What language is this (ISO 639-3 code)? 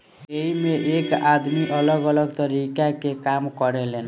bho